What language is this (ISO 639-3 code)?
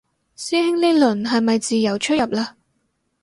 yue